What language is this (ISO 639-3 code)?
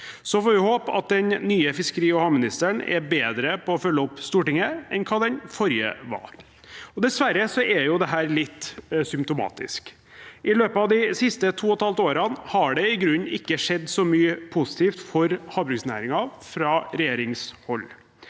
nor